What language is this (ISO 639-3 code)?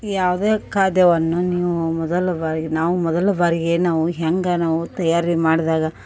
kan